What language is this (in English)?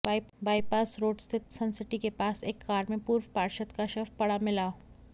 Hindi